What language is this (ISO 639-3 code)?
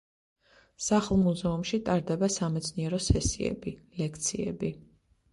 kat